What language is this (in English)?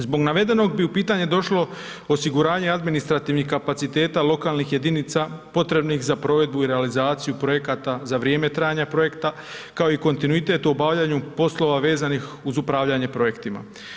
Croatian